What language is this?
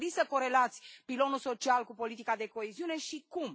Romanian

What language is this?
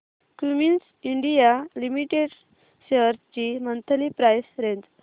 Marathi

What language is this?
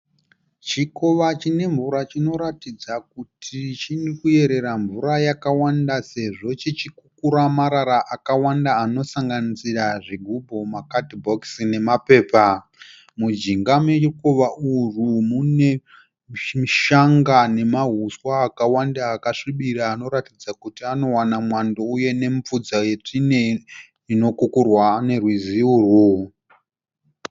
Shona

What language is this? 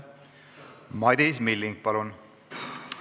Estonian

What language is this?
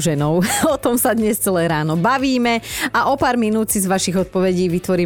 Slovak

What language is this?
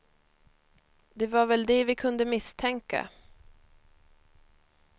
Swedish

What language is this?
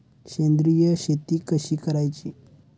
Marathi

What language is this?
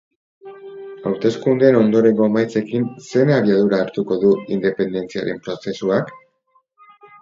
Basque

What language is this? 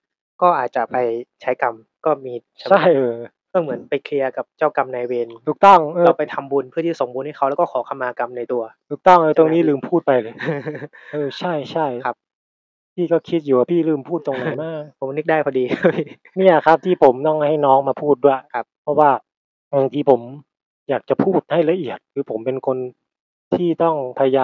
Thai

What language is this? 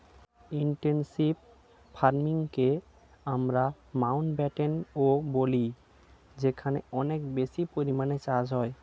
Bangla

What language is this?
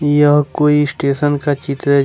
Hindi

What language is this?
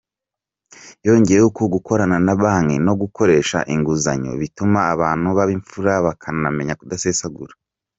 Kinyarwanda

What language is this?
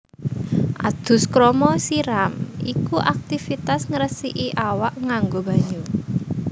Javanese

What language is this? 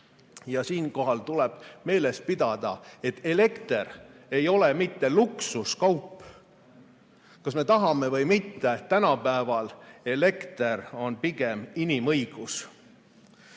Estonian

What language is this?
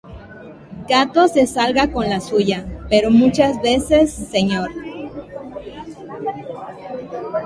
Spanish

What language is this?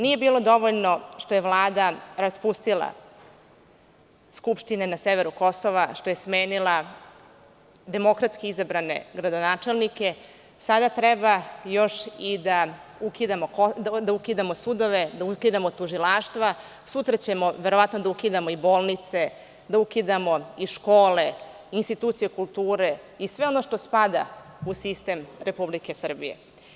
Serbian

